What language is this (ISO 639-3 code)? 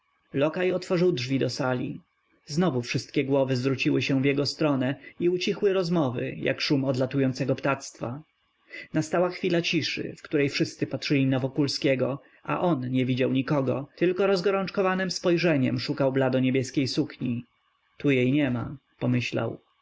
pol